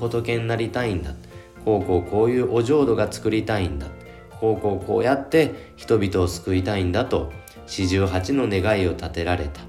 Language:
Japanese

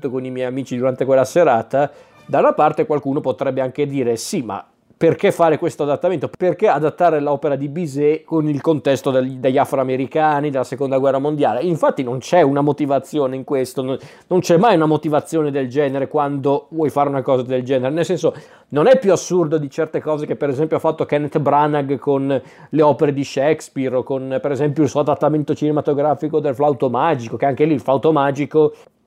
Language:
Italian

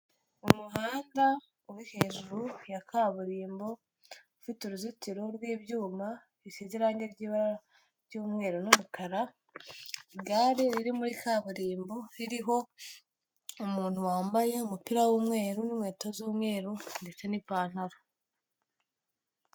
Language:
Kinyarwanda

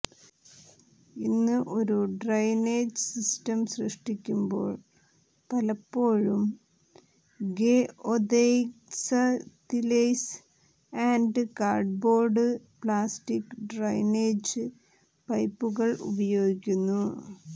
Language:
Malayalam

